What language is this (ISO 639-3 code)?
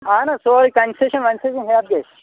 kas